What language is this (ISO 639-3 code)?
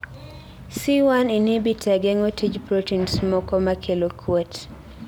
luo